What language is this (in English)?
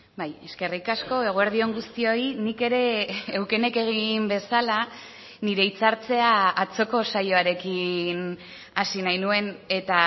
Basque